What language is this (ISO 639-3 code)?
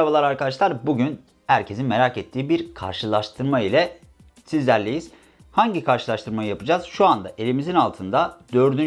tur